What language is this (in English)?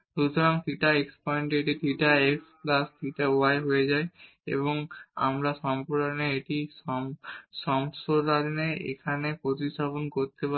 Bangla